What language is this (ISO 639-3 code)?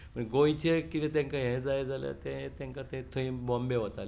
kok